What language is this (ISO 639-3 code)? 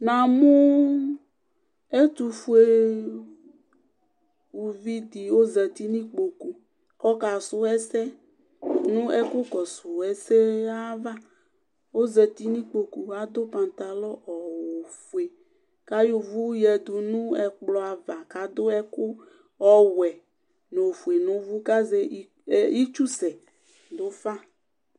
kpo